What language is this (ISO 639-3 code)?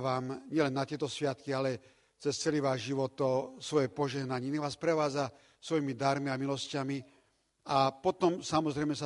slk